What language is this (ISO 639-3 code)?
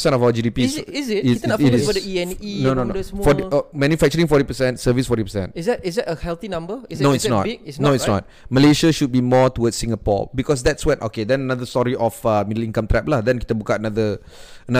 msa